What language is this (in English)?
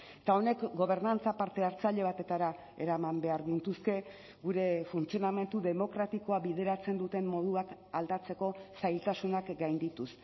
Basque